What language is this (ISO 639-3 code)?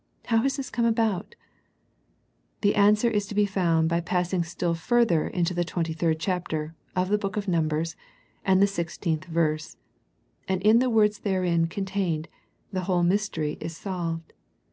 eng